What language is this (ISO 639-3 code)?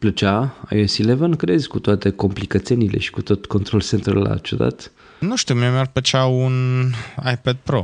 ron